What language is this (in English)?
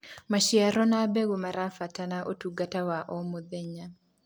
Kikuyu